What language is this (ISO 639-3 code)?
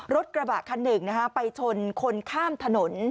tha